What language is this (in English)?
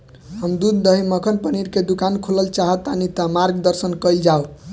Bhojpuri